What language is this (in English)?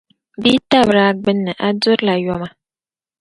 Dagbani